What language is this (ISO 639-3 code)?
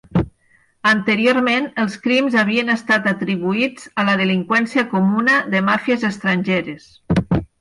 cat